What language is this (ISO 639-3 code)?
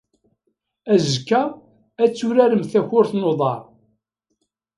kab